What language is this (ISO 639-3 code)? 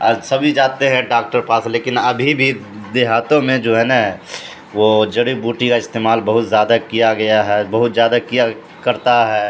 urd